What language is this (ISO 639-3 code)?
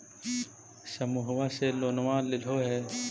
mag